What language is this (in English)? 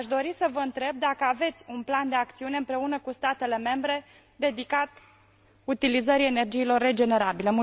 Romanian